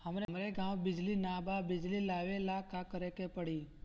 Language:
Bhojpuri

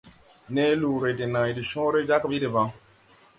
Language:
Tupuri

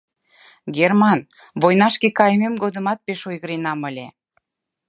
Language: Mari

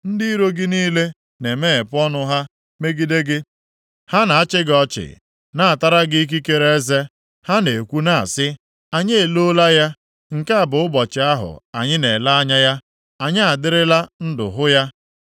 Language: Igbo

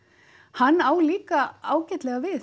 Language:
Icelandic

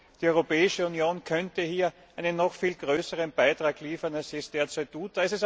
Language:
German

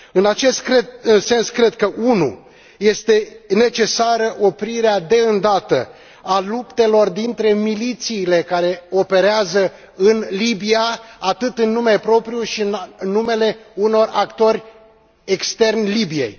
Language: Romanian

